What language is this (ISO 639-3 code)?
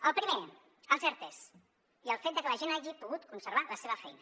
cat